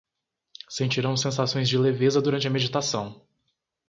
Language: Portuguese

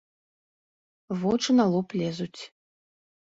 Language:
Belarusian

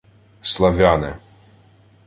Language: Ukrainian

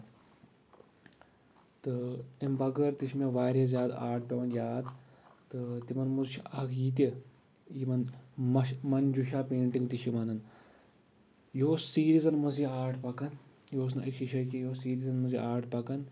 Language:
Kashmiri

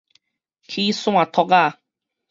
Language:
Min Nan Chinese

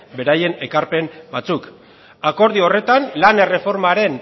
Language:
Basque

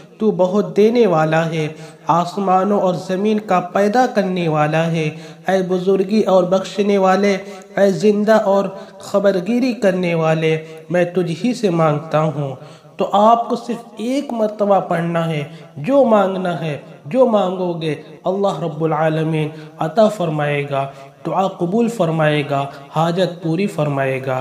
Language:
Arabic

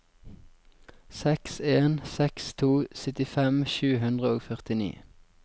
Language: Norwegian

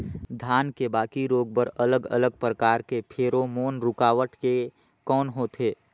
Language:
Chhattisgarhi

